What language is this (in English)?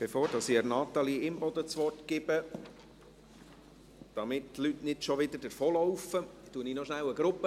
Swiss German